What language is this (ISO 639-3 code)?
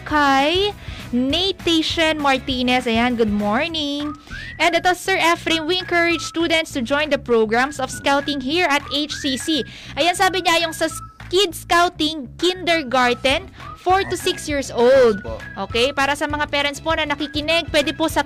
fil